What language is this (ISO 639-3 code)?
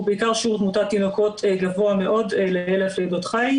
heb